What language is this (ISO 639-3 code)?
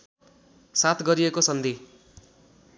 nep